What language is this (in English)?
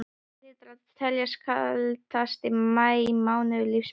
Icelandic